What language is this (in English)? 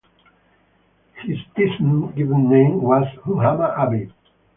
English